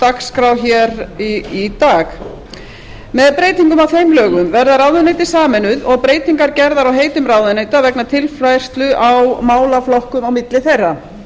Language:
Icelandic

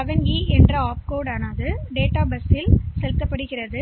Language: Tamil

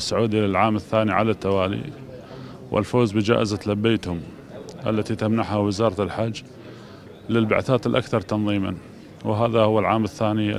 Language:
Arabic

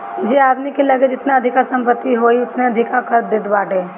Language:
Bhojpuri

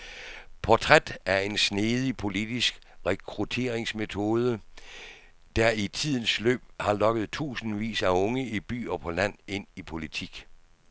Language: Danish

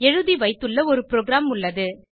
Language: Tamil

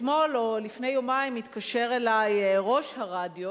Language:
Hebrew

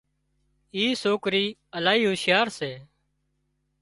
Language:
Wadiyara Koli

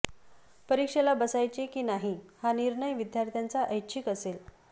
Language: Marathi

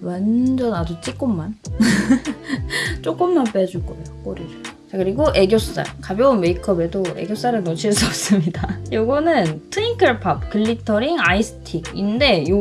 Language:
Korean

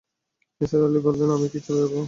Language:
Bangla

